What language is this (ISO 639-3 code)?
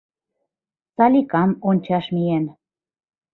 chm